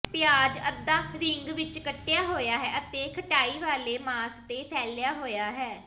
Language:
Punjabi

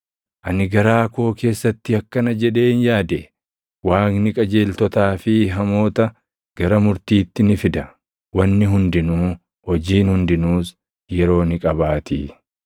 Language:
Oromo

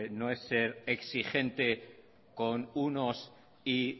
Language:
Spanish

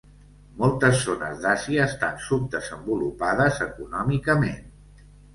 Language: Catalan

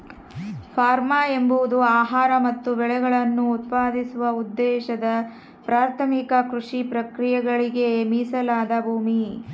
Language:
Kannada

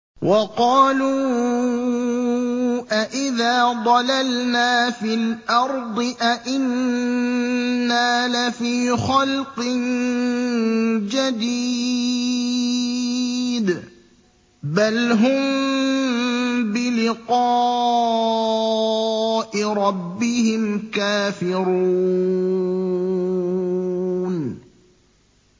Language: Arabic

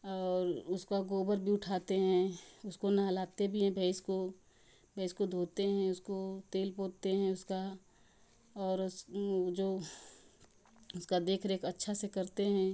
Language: Hindi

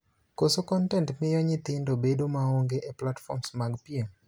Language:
Luo (Kenya and Tanzania)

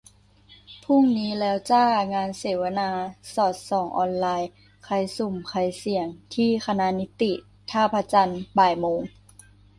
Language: Thai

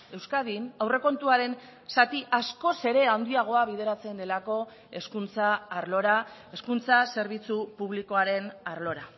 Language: Basque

